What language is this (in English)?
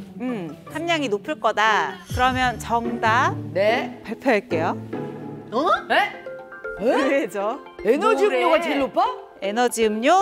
Korean